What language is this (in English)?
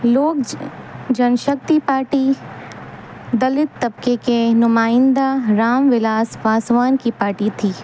Urdu